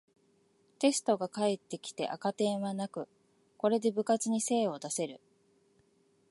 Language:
Japanese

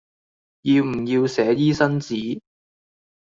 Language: Cantonese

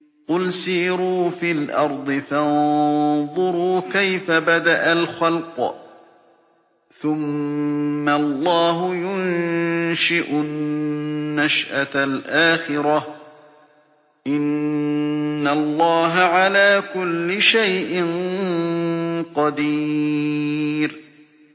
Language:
Arabic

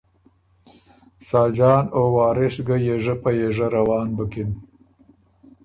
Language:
Ormuri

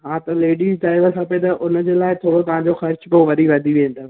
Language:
Sindhi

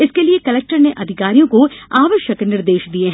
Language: Hindi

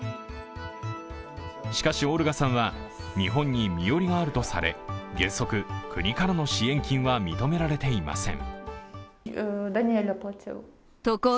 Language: Japanese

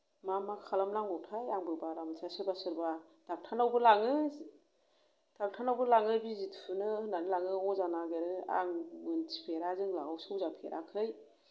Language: Bodo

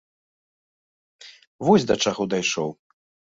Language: Belarusian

